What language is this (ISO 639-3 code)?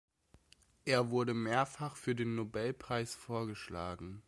deu